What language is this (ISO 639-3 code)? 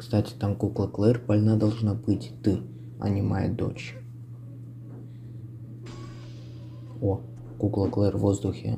rus